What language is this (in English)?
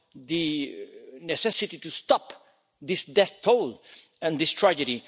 English